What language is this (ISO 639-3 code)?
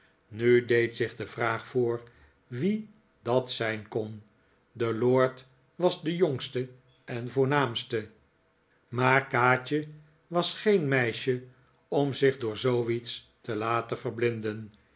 nld